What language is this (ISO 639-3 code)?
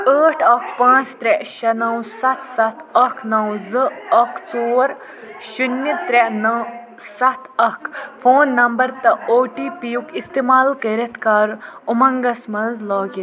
kas